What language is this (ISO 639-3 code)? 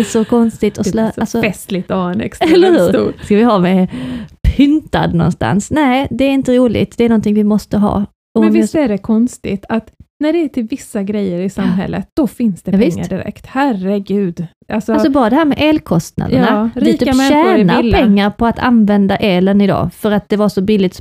swe